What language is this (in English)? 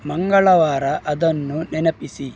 Kannada